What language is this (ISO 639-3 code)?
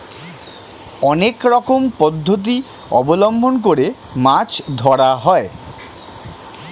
ben